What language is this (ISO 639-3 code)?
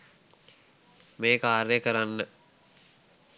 sin